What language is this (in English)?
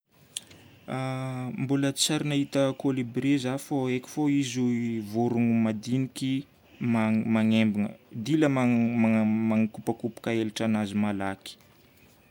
Northern Betsimisaraka Malagasy